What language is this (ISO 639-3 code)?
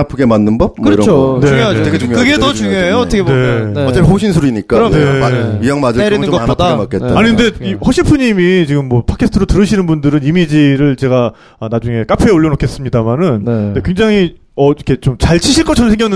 kor